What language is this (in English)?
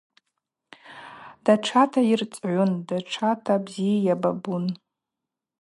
Abaza